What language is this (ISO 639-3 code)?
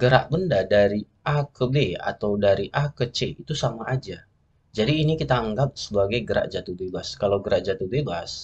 ind